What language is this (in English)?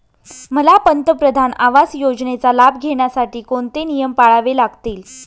Marathi